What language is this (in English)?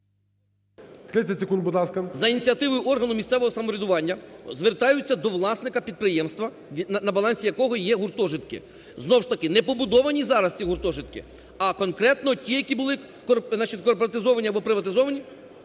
Ukrainian